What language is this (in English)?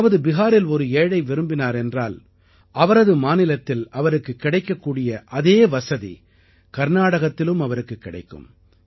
Tamil